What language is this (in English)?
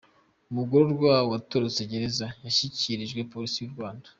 Kinyarwanda